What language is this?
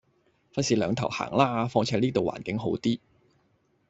Cantonese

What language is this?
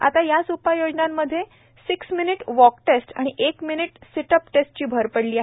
Marathi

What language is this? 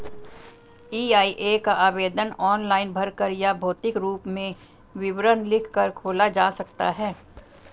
Hindi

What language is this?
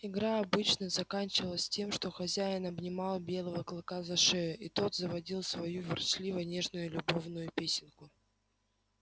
Russian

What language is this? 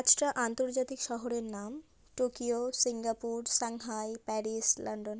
Bangla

